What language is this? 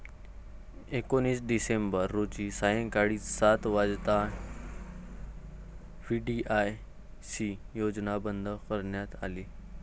Marathi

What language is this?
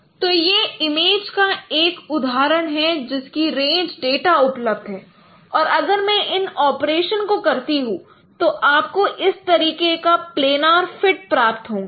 Hindi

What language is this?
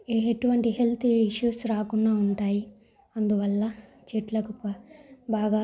Telugu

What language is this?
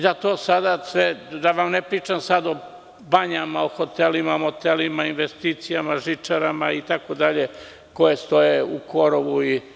Serbian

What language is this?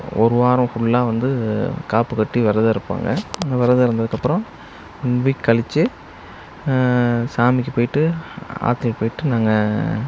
Tamil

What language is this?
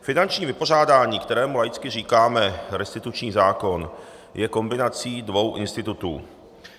Czech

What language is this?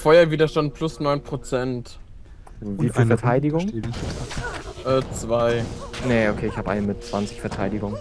German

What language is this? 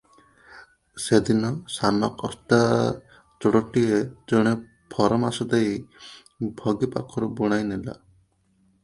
Odia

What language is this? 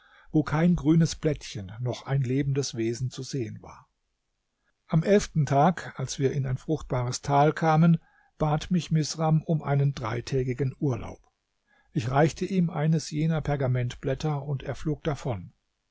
German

